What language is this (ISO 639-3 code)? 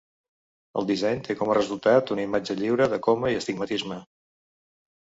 cat